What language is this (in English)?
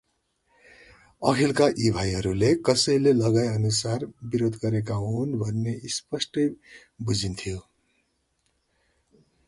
Nepali